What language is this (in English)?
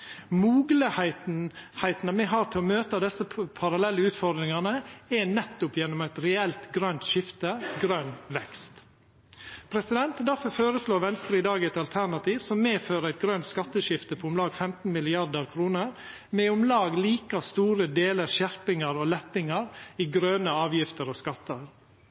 Norwegian Nynorsk